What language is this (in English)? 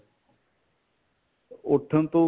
Punjabi